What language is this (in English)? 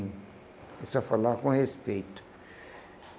Portuguese